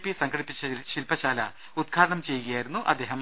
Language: Malayalam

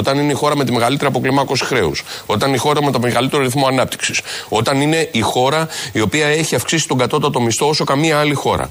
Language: Greek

